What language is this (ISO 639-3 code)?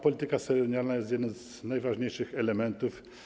pol